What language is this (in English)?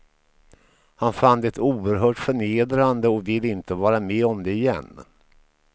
Swedish